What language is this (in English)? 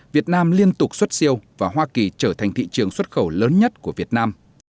Vietnamese